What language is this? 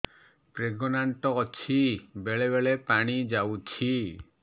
Odia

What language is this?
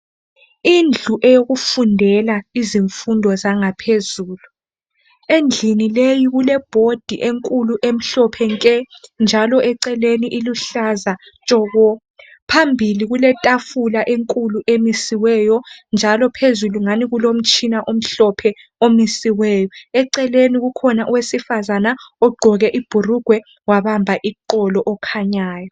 North Ndebele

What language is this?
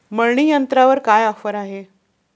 Marathi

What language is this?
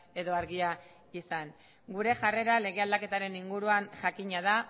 Basque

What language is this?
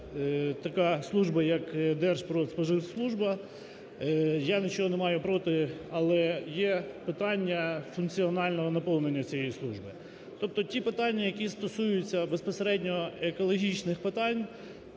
Ukrainian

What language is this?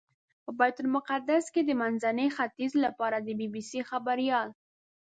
Pashto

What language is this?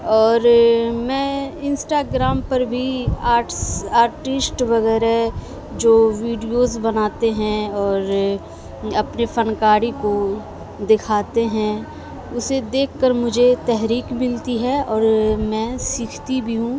Urdu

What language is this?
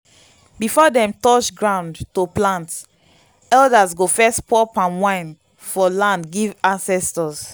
Nigerian Pidgin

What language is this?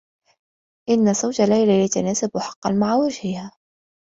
Arabic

